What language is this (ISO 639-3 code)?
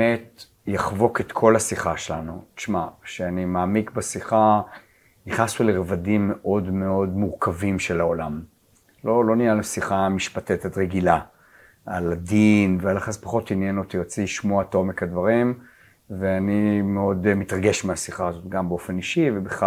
heb